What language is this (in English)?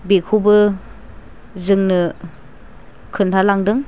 Bodo